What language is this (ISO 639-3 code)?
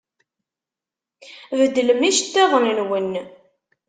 kab